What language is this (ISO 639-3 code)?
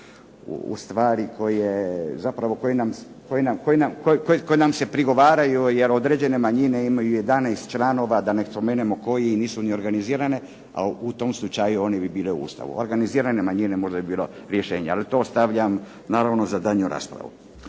hrv